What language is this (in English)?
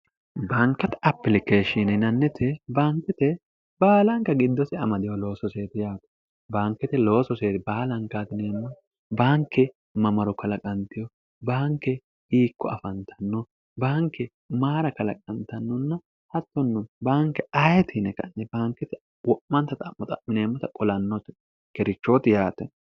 Sidamo